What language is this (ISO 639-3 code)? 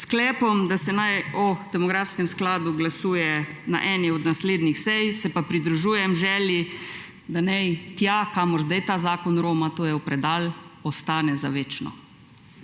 slv